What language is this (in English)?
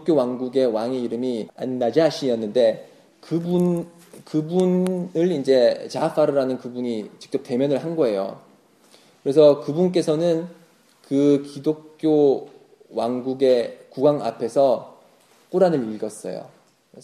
Korean